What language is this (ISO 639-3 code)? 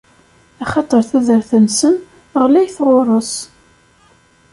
kab